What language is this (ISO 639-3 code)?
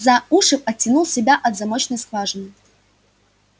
rus